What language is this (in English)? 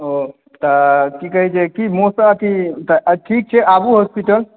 Maithili